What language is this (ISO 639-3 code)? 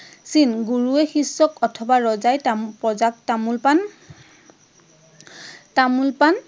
asm